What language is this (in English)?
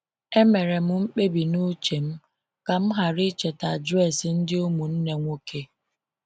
Igbo